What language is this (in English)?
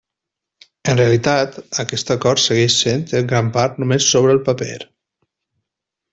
Catalan